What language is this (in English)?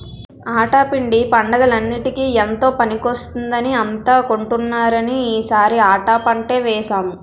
Telugu